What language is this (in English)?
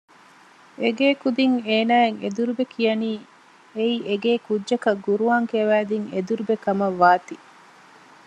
Divehi